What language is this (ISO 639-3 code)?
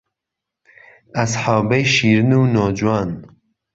ckb